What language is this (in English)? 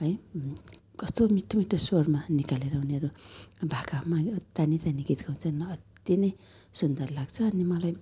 Nepali